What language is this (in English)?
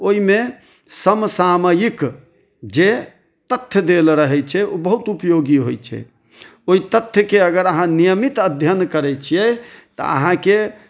Maithili